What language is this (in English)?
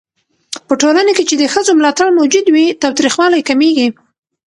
Pashto